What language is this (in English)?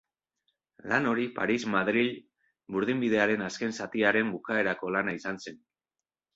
Basque